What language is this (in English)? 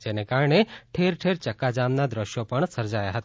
Gujarati